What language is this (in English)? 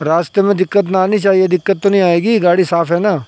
Urdu